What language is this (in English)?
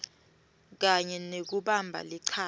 Swati